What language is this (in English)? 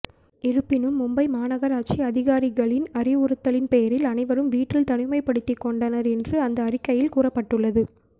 Tamil